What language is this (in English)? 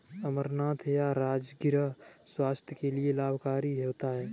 Hindi